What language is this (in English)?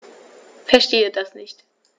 German